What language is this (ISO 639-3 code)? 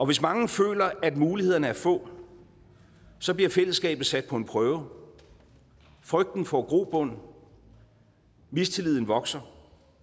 dan